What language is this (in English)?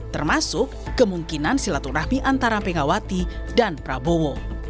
Indonesian